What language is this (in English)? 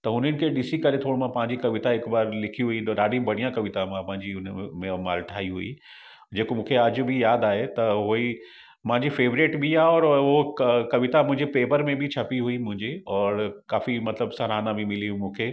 Sindhi